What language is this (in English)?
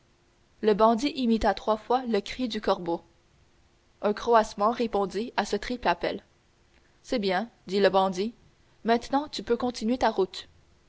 French